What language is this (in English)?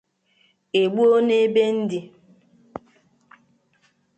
Igbo